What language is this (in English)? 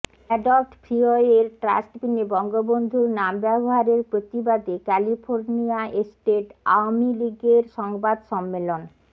Bangla